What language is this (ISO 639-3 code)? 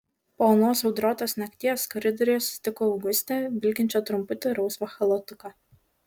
lit